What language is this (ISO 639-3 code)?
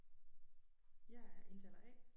dan